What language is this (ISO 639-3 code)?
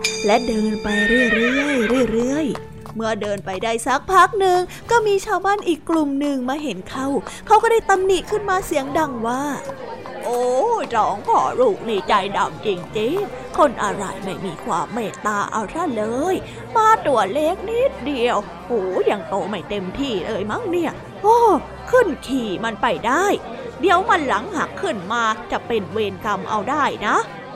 tha